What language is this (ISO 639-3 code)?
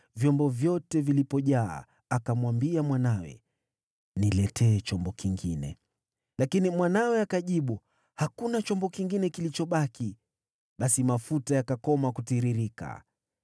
swa